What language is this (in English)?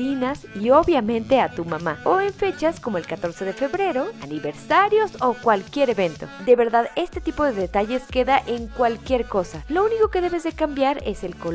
Spanish